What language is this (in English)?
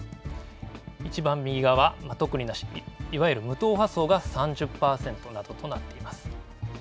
Japanese